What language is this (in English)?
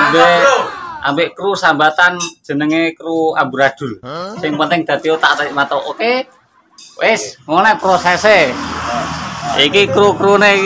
Indonesian